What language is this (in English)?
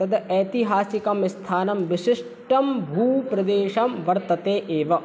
Sanskrit